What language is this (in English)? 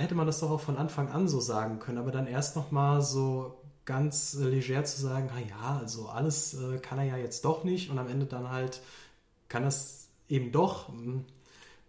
German